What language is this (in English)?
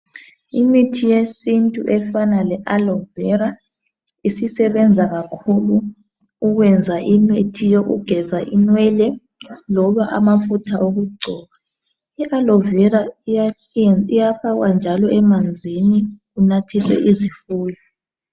North Ndebele